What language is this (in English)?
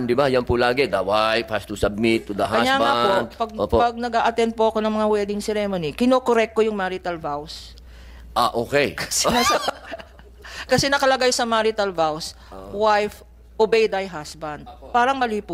Filipino